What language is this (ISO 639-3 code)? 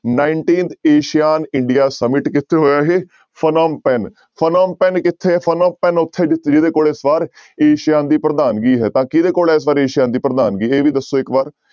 pan